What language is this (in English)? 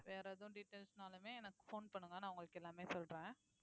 Tamil